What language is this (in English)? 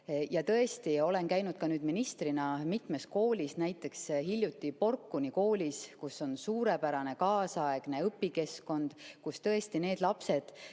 Estonian